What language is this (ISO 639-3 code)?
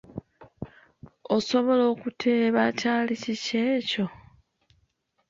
lug